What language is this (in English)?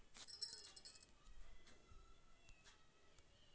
Magahi